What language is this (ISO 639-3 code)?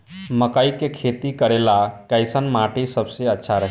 bho